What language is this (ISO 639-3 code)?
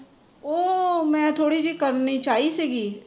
pan